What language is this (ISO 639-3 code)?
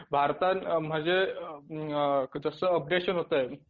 mar